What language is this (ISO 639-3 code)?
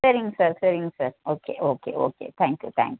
tam